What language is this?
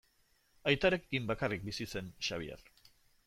Basque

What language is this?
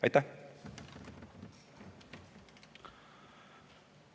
Estonian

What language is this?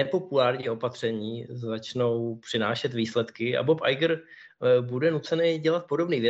Czech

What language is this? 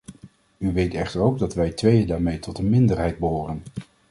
Dutch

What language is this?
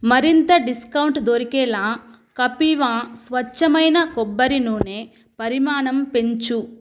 Telugu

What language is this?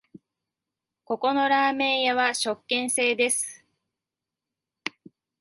Japanese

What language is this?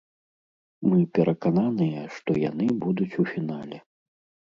Belarusian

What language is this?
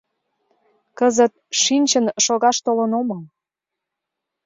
Mari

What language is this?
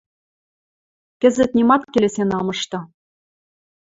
Western Mari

